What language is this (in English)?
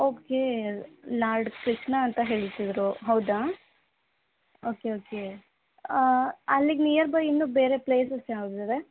Kannada